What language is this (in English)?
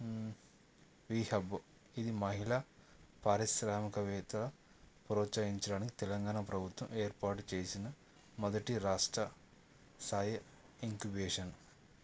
Telugu